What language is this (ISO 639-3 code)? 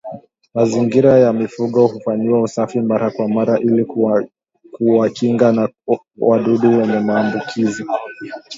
swa